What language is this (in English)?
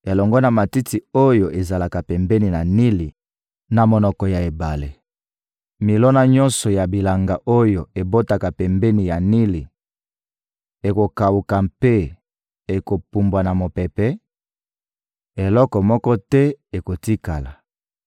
Lingala